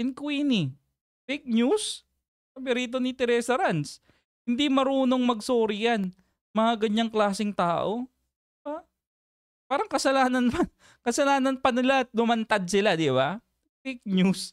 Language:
Filipino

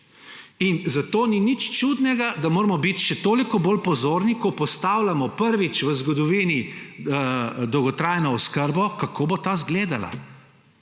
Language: Slovenian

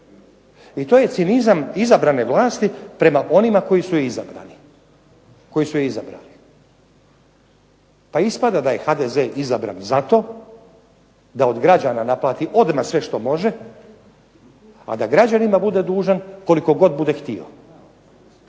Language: Croatian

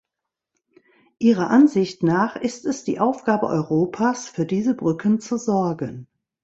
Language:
German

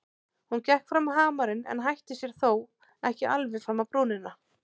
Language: Icelandic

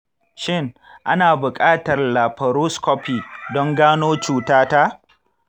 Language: Hausa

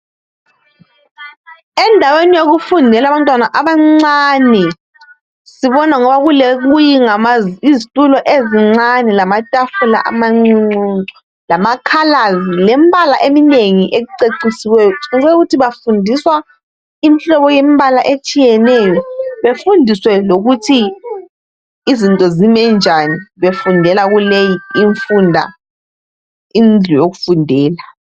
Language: North Ndebele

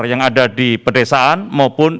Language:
Indonesian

